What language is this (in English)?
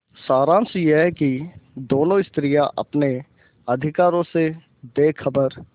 Hindi